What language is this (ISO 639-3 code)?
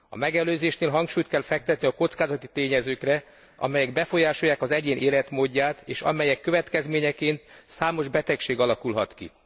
hun